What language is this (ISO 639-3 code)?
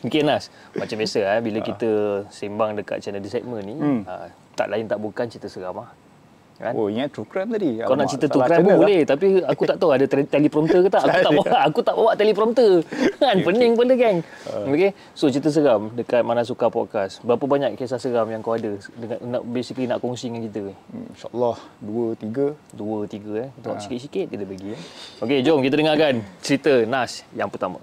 msa